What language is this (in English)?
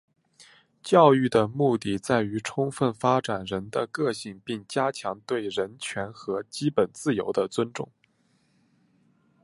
Chinese